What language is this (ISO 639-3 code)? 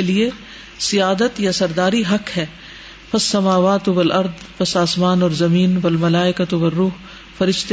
urd